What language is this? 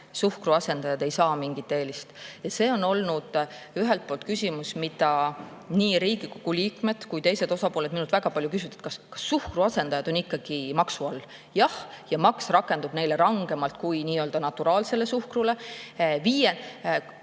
Estonian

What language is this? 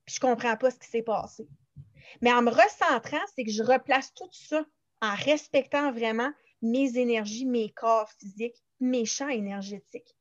French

